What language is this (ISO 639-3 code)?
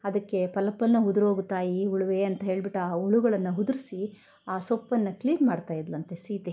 kan